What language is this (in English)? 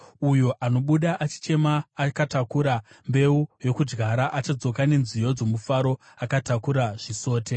Shona